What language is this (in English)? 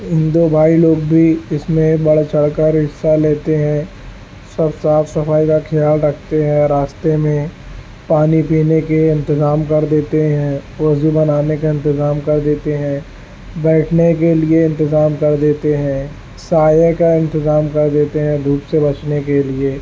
Urdu